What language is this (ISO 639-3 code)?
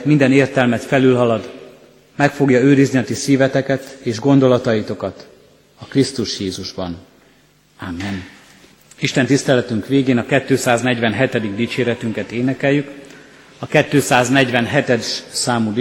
hun